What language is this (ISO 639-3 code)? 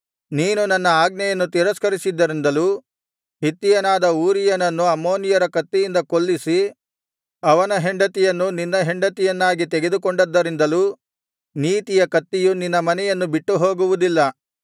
kan